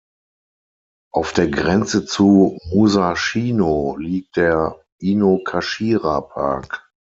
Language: German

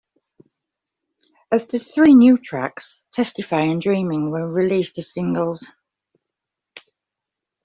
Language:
English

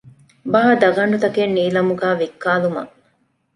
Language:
Divehi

